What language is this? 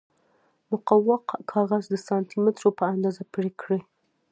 Pashto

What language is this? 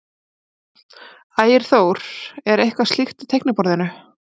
Icelandic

